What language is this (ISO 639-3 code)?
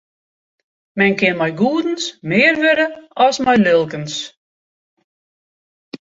fry